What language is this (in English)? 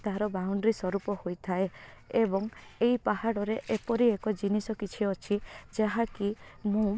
Odia